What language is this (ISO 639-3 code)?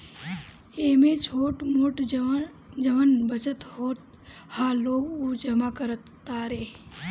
bho